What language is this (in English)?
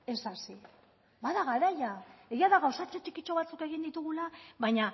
Basque